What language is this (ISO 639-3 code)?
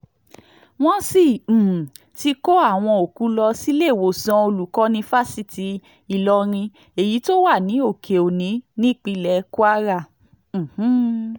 yor